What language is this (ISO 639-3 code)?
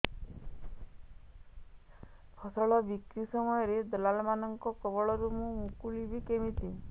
ori